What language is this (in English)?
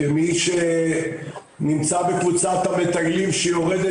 Hebrew